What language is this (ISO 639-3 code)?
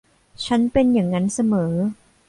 tha